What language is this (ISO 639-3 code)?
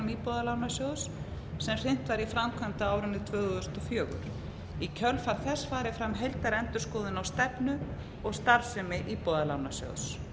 isl